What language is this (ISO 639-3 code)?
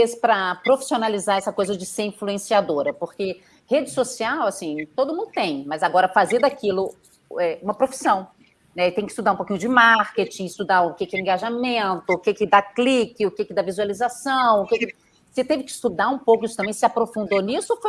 por